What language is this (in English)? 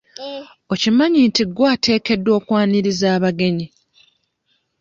Ganda